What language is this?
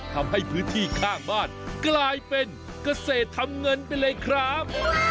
Thai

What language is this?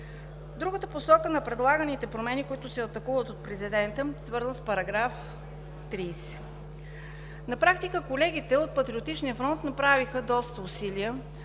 Bulgarian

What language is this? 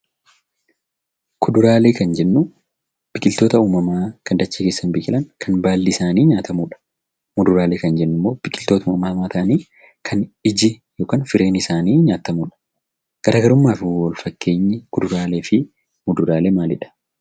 Oromo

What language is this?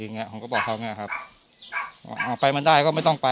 Thai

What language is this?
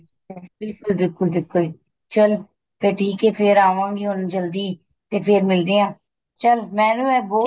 Punjabi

